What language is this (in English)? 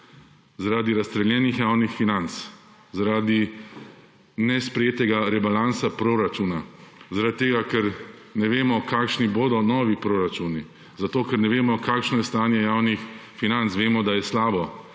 Slovenian